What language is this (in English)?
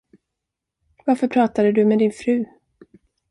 Swedish